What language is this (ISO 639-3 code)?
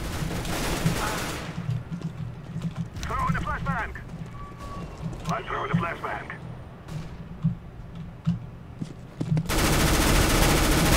pol